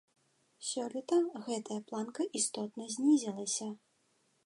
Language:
Belarusian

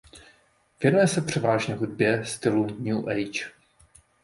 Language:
Czech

